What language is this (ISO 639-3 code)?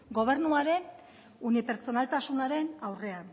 eus